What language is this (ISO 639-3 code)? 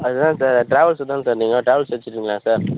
tam